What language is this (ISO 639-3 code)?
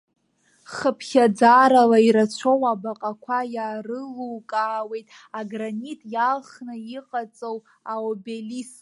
abk